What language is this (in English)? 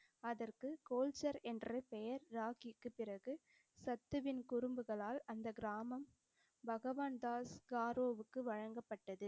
Tamil